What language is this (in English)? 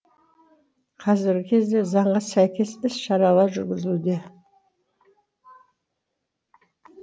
Kazakh